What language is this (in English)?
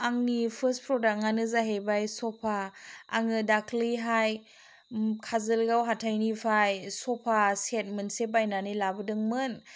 Bodo